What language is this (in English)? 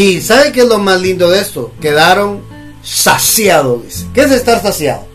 Spanish